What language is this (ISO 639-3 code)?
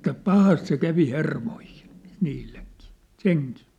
fin